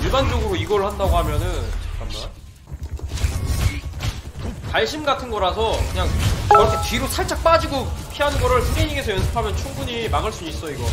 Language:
Korean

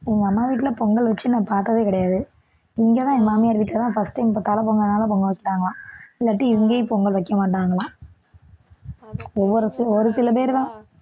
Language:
Tamil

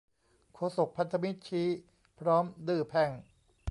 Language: Thai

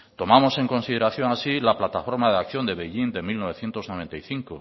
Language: Spanish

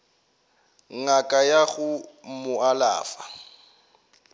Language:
Northern Sotho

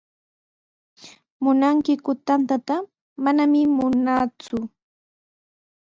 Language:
Sihuas Ancash Quechua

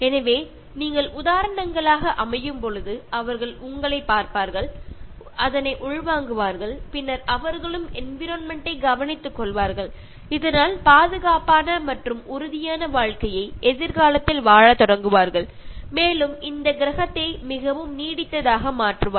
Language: Tamil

